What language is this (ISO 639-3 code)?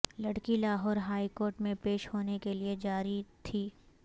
urd